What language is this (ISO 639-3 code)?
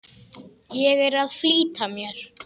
isl